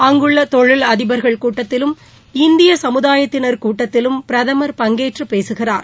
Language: Tamil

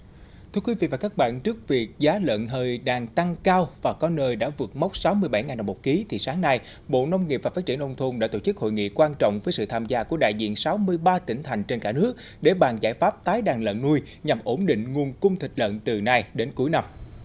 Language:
Vietnamese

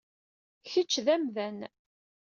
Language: Kabyle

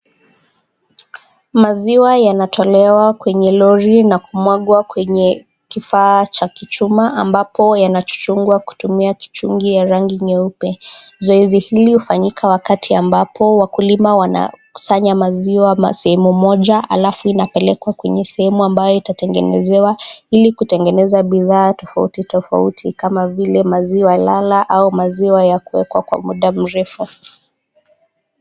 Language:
Swahili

